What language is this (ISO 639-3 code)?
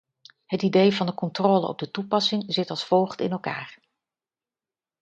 nld